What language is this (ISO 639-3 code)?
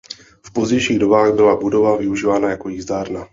ces